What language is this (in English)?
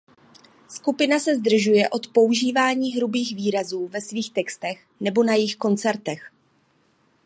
Czech